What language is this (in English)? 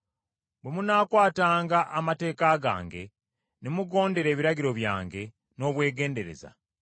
Ganda